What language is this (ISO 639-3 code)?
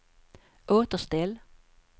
swe